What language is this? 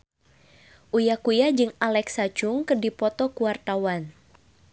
Sundanese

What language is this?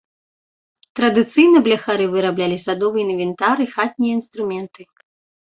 Belarusian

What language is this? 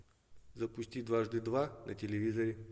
Russian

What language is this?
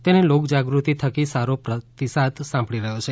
Gujarati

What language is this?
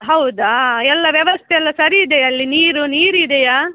Kannada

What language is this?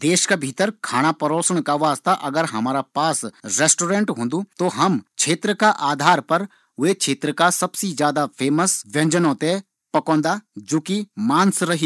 Garhwali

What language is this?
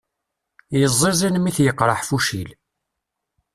Kabyle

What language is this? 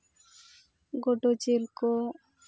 Santali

